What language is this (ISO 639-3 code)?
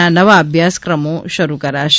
guj